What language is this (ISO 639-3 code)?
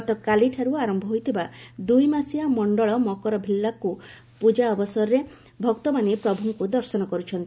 ori